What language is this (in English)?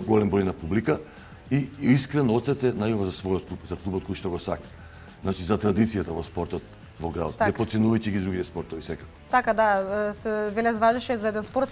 Macedonian